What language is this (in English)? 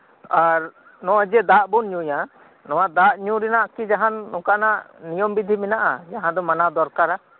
Santali